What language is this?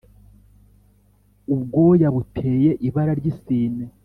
Kinyarwanda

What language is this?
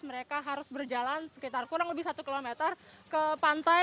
Indonesian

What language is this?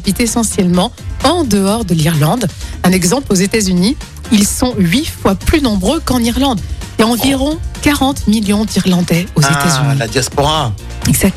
French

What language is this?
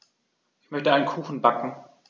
German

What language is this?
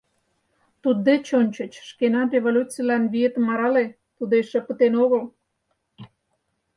Mari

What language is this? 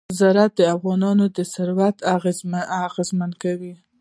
Pashto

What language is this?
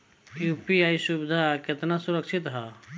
Bhojpuri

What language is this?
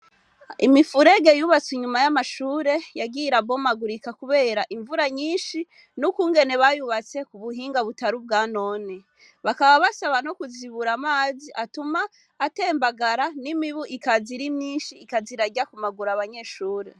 Rundi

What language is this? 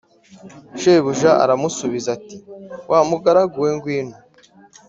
Kinyarwanda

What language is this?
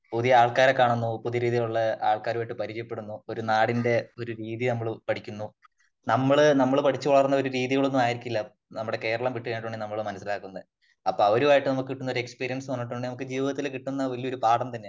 Malayalam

